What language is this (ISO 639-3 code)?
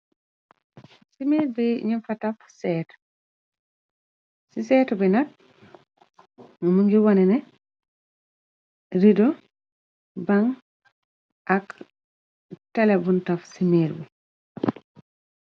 wol